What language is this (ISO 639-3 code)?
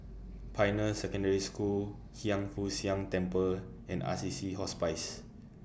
eng